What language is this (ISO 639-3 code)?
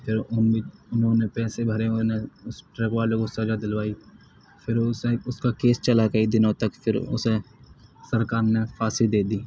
urd